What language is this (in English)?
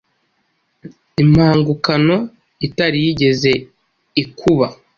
Kinyarwanda